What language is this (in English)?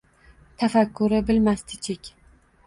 Uzbek